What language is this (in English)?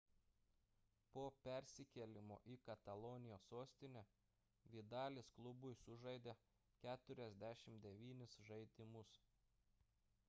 Lithuanian